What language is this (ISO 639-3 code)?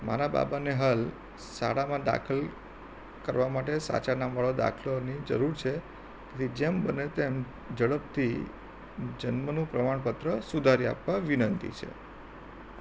guj